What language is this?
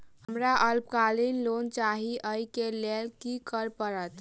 Maithili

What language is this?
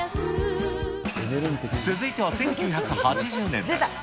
Japanese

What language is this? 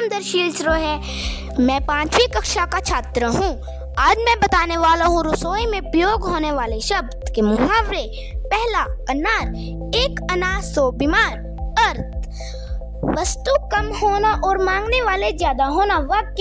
Hindi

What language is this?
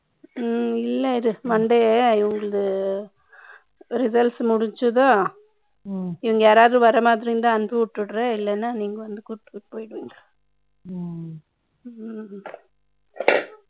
Tamil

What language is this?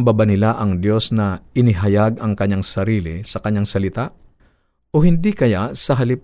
Filipino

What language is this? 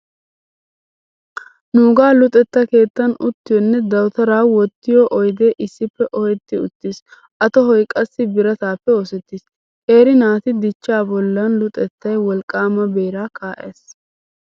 Wolaytta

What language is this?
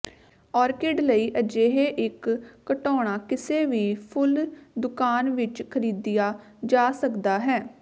Punjabi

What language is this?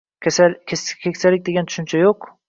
Uzbek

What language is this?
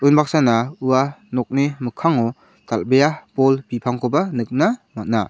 Garo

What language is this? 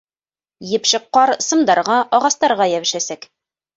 Bashkir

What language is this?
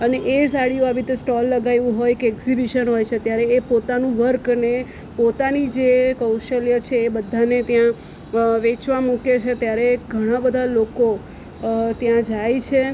Gujarati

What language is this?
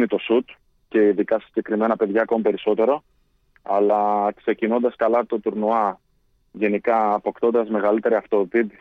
Greek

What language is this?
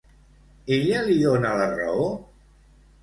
Catalan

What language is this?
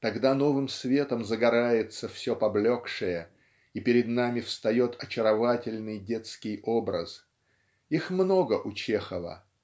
Russian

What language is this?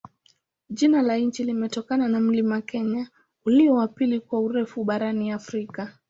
Swahili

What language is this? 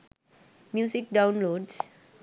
Sinhala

